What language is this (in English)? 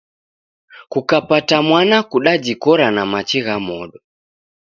Taita